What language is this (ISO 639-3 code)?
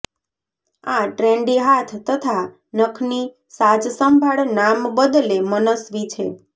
guj